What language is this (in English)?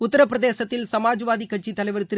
Tamil